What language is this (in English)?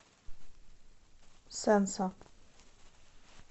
Russian